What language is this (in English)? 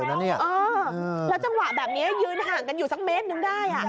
Thai